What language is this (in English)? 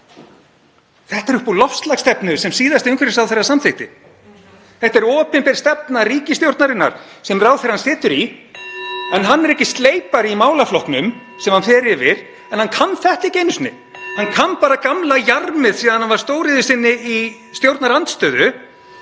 Icelandic